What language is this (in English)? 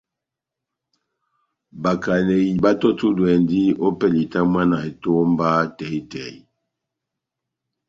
Batanga